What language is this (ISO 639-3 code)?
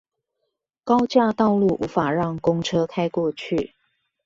zho